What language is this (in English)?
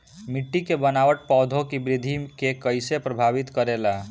Bhojpuri